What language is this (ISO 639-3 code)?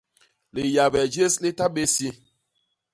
bas